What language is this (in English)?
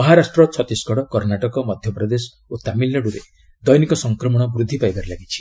Odia